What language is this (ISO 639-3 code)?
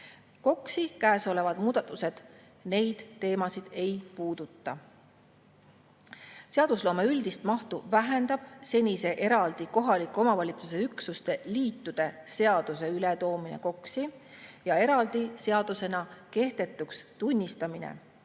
est